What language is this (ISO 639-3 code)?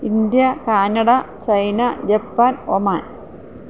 mal